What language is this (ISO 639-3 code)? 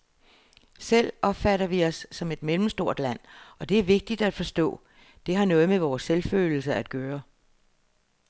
dan